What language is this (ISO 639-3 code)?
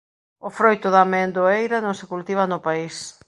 glg